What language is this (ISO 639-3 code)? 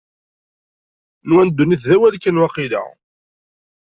kab